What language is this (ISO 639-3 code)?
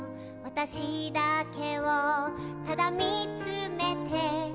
jpn